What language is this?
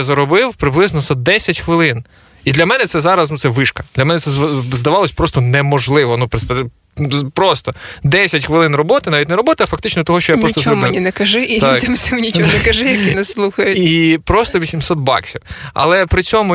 Ukrainian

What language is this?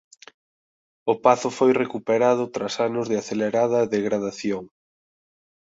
Galician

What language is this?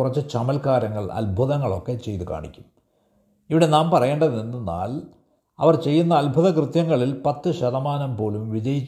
Malayalam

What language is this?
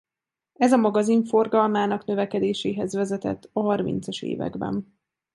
Hungarian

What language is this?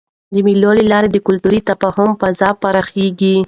Pashto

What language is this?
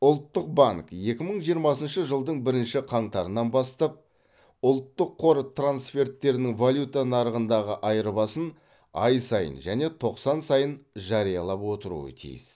Kazakh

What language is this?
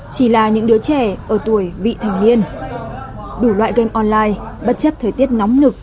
Vietnamese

